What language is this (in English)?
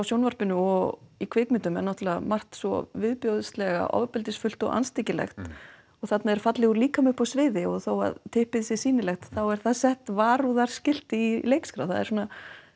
Icelandic